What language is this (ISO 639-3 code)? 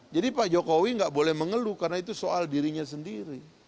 ind